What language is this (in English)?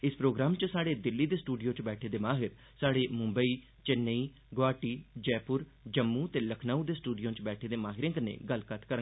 Dogri